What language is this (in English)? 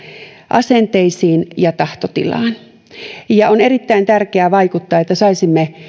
Finnish